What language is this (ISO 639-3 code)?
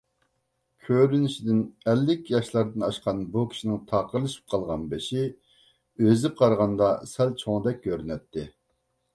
uig